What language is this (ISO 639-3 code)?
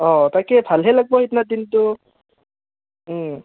asm